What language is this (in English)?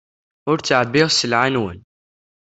Kabyle